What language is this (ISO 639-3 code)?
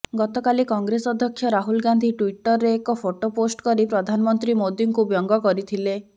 ori